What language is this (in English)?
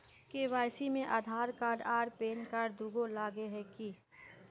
Magahi